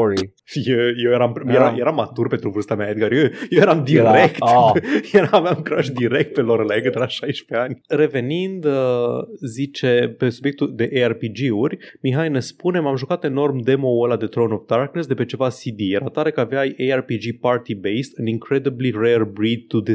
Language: Romanian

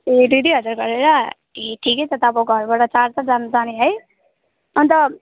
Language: Nepali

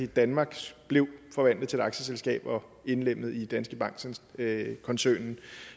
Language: Danish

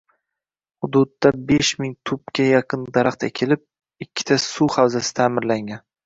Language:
Uzbek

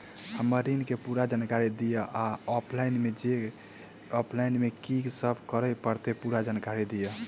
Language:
Maithili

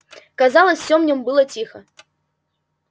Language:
Russian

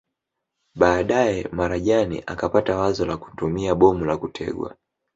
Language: Swahili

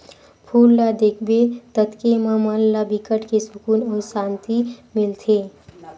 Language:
Chhattisgarhi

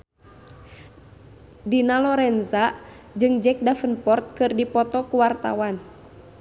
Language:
Sundanese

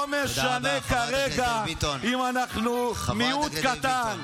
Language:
Hebrew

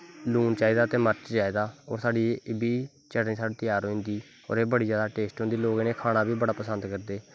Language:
Dogri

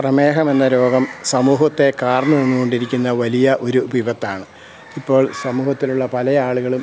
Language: Malayalam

